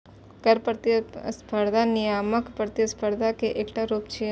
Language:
Maithili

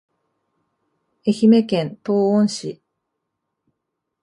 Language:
Japanese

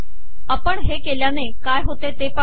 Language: Marathi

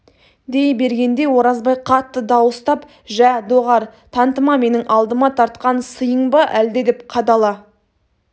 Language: Kazakh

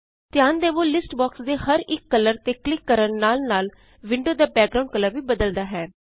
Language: Punjabi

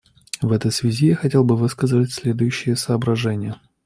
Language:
Russian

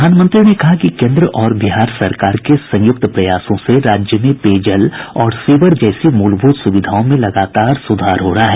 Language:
Hindi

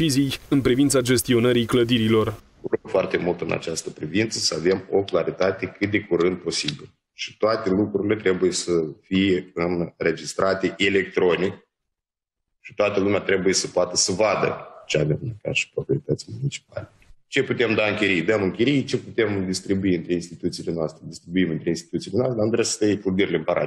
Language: Romanian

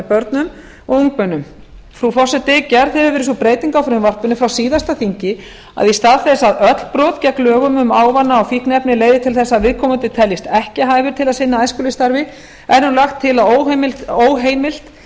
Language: Icelandic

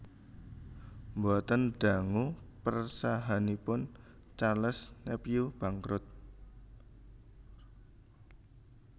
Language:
Javanese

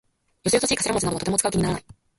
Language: Japanese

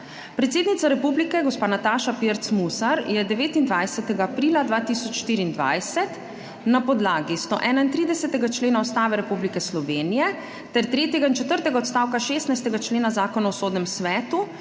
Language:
Slovenian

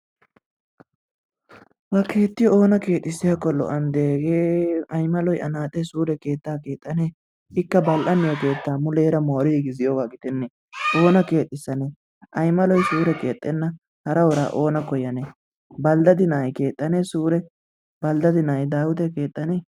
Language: Wolaytta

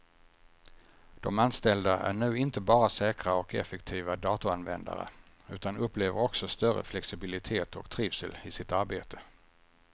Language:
Swedish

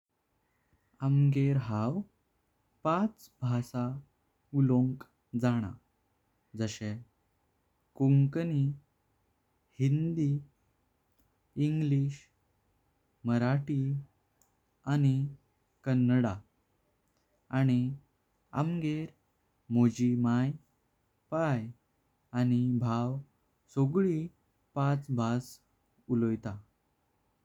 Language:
Konkani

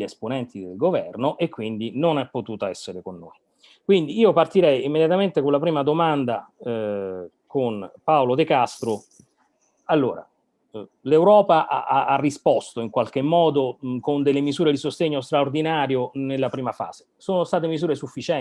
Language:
Italian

